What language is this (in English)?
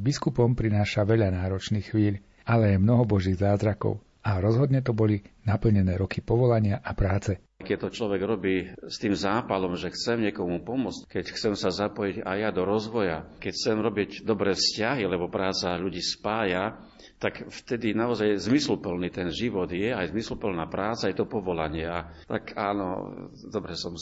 Slovak